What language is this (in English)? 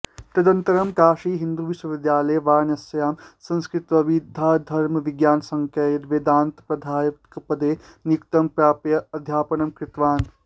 Sanskrit